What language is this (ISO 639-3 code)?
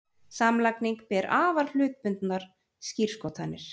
isl